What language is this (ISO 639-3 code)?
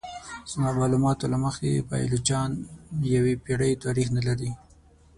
pus